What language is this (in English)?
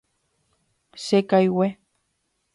Guarani